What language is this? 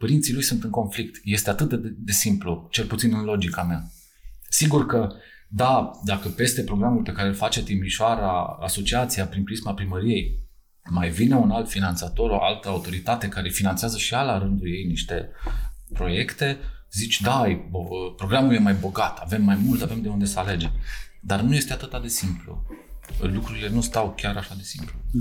Romanian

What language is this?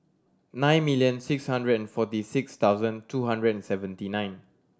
English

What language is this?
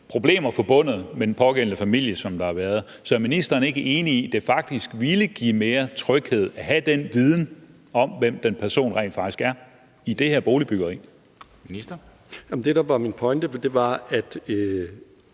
Danish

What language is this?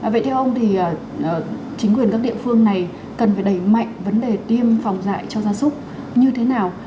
Vietnamese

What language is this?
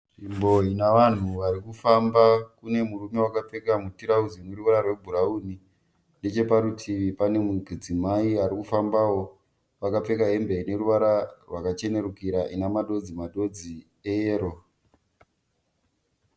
Shona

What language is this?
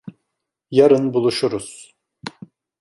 Turkish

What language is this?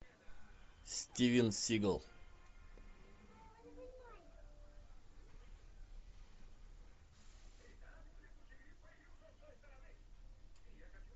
Russian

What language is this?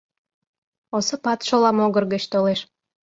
Mari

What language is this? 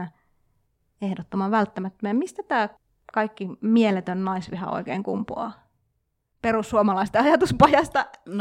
Finnish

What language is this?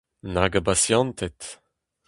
Breton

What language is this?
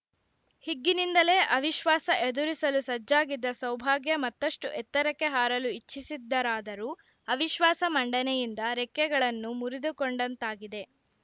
Kannada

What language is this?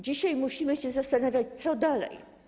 Polish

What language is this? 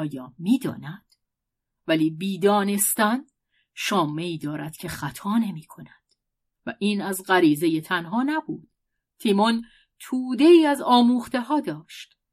Persian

